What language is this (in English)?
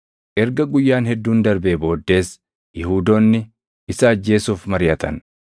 Oromo